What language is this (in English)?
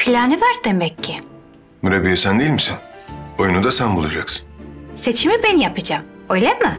Turkish